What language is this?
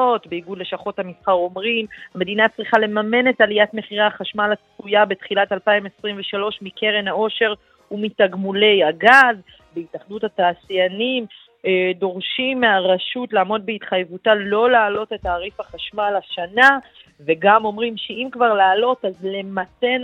Hebrew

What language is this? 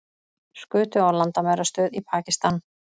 Icelandic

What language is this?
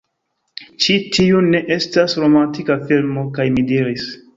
Esperanto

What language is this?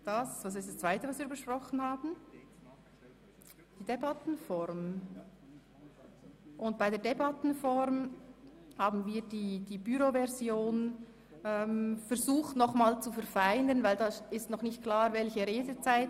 Swiss German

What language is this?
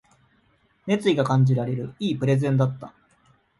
Japanese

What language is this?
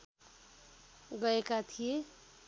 Nepali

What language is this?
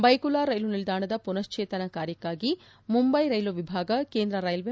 Kannada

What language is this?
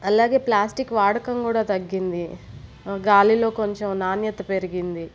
Telugu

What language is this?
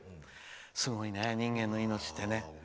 Japanese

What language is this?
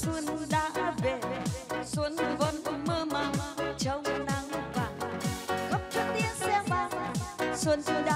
Thai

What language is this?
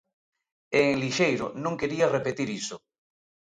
Galician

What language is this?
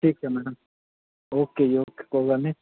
Punjabi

